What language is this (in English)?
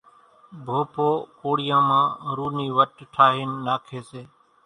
Kachi Koli